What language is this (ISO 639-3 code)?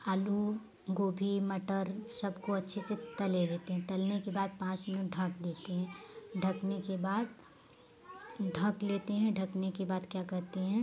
hin